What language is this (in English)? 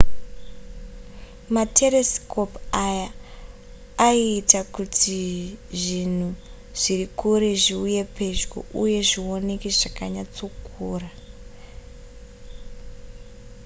Shona